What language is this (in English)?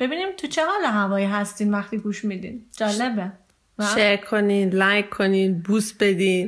Persian